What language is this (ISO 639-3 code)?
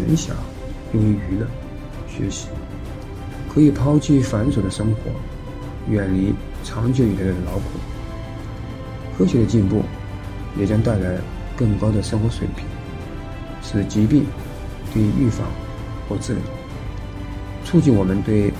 zho